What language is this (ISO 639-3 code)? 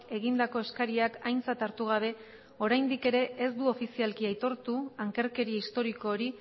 eus